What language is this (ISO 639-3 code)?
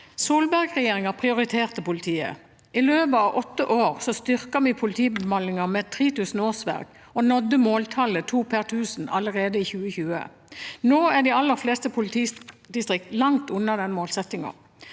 nor